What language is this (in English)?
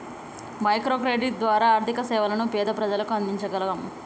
Telugu